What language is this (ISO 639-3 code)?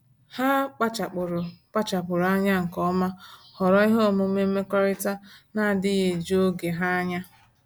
ibo